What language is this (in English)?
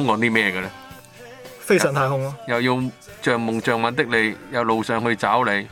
Chinese